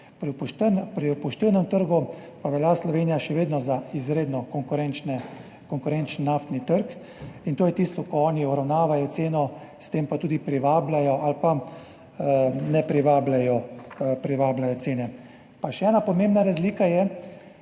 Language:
Slovenian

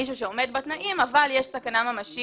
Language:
Hebrew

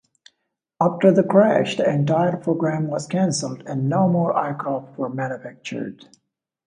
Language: English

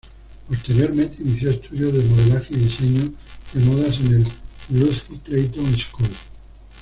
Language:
Spanish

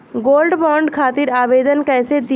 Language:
Bhojpuri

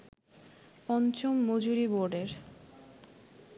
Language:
Bangla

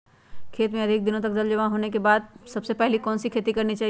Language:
Magahi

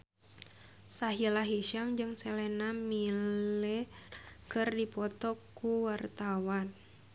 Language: Sundanese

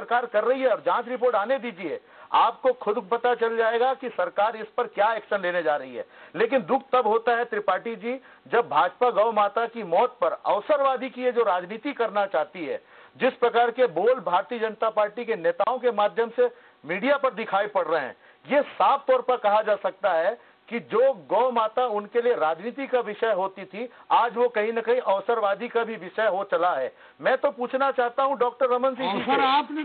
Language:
Hindi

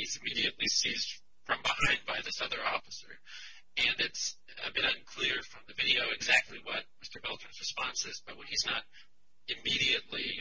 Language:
English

